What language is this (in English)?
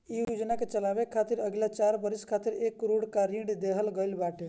Bhojpuri